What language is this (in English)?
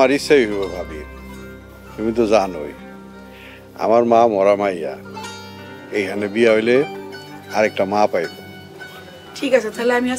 Arabic